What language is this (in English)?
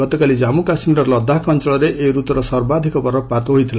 Odia